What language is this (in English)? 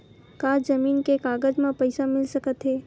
Chhattisgarhi